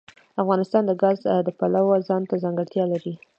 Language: Pashto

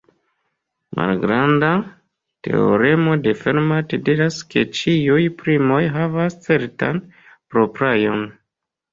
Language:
Esperanto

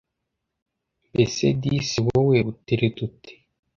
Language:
Kinyarwanda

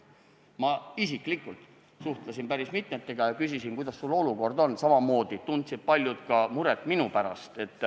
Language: Estonian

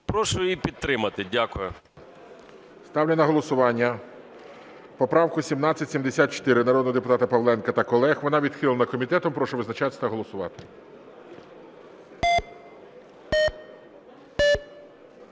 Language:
Ukrainian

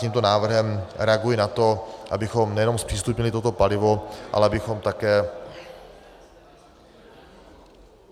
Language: Czech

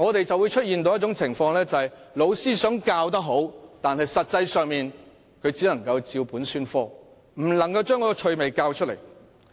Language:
Cantonese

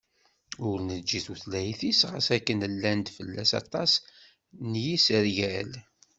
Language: Kabyle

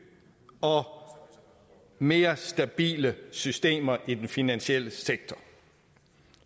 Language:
Danish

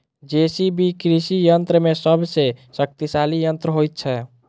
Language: Maithili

